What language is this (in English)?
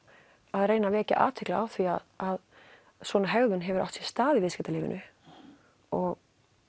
Icelandic